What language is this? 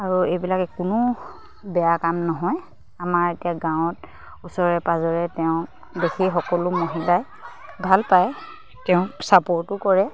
Assamese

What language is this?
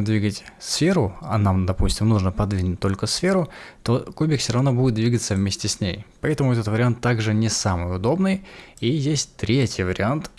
Russian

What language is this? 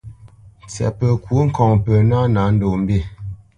Bamenyam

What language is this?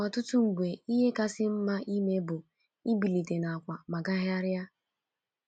Igbo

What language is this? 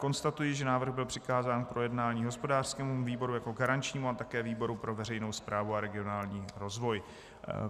Czech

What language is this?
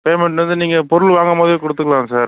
Tamil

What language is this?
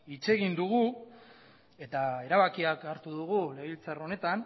Basque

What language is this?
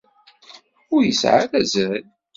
Kabyle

